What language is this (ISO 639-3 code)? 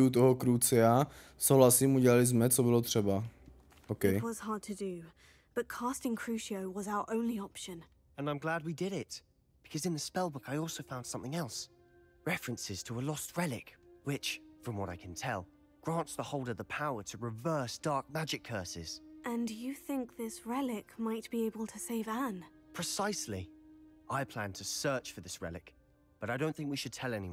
ces